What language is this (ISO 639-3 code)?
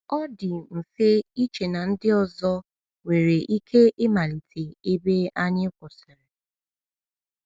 ibo